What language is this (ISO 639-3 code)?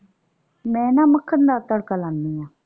pan